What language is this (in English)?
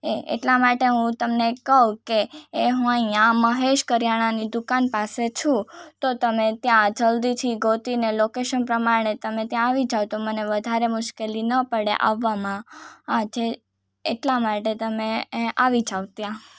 Gujarati